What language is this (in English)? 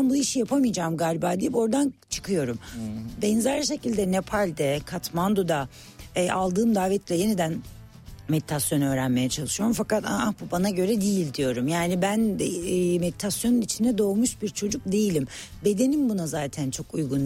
Turkish